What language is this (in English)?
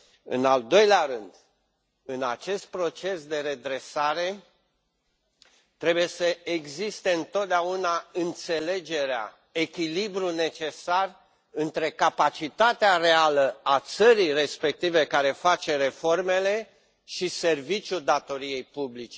Romanian